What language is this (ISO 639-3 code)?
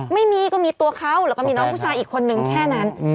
tha